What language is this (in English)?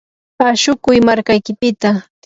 Yanahuanca Pasco Quechua